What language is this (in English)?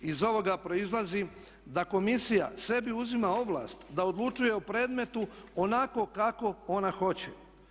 Croatian